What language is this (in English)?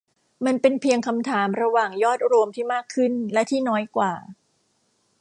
Thai